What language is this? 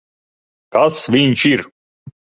Latvian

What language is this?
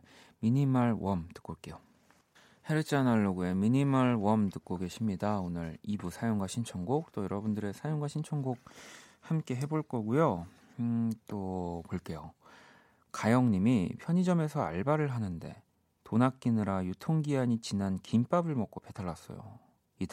Korean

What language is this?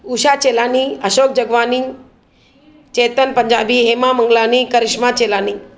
Sindhi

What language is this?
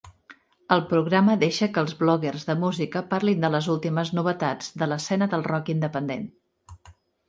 Catalan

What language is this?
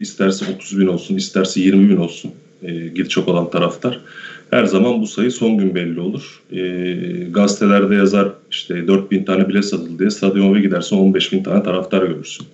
Turkish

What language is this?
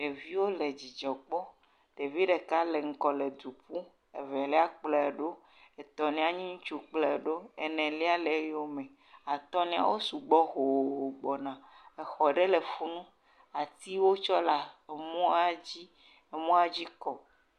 Ewe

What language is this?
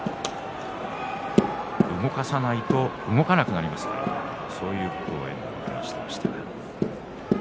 Japanese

